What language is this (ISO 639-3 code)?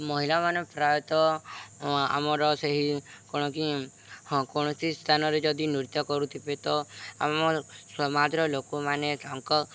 ori